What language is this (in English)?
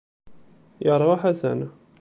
Kabyle